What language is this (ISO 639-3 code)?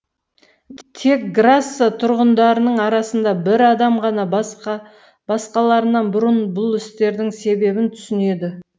kaz